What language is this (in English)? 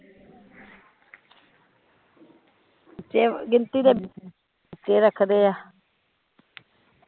Punjabi